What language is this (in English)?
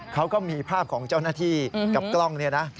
Thai